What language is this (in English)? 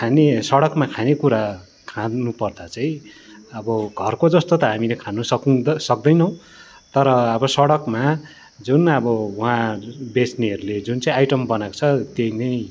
Nepali